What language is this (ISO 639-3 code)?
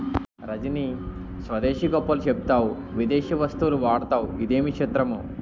tel